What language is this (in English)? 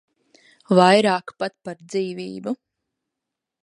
Latvian